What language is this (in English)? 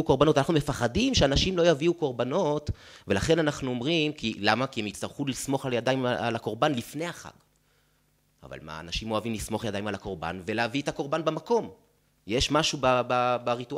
Hebrew